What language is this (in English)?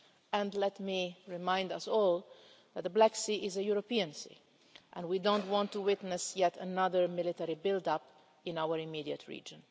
English